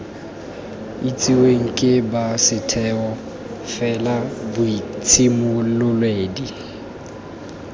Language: Tswana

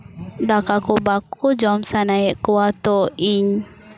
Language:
Santali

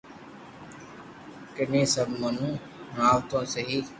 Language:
Loarki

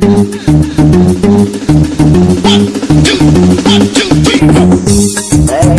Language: Indonesian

